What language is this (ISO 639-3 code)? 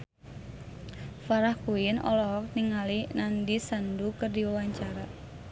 sun